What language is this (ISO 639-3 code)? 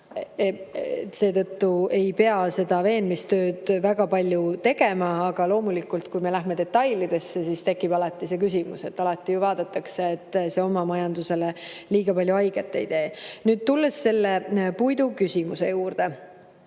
est